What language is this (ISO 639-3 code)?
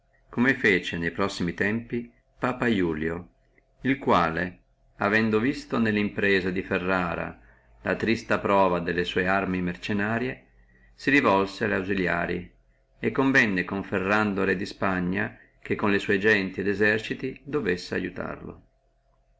ita